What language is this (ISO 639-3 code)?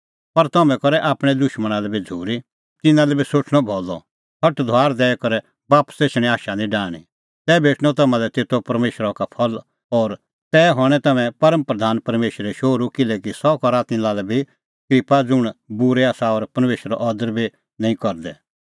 kfx